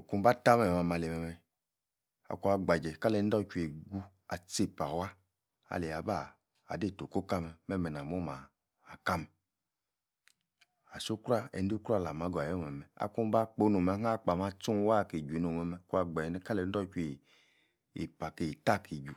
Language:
Yace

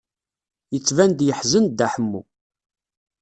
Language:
Kabyle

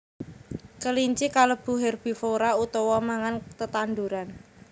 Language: Javanese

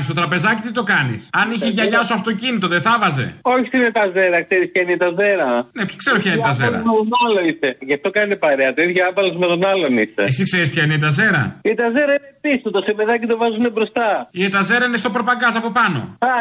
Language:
Greek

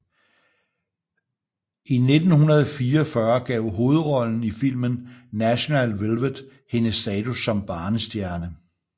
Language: Danish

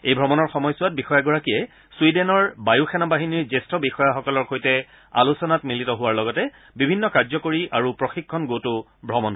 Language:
Assamese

